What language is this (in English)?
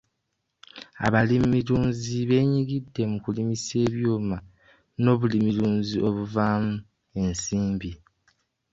Ganda